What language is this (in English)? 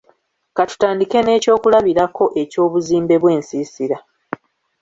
Ganda